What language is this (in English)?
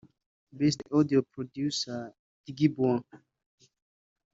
Kinyarwanda